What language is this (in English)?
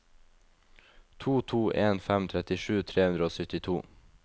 Norwegian